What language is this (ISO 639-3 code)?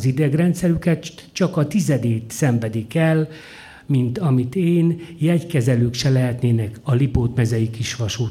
hun